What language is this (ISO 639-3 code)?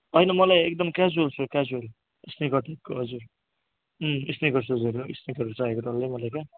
nep